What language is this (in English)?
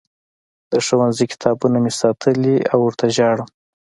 Pashto